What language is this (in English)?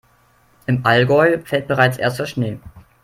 German